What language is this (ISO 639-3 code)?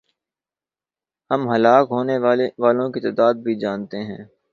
urd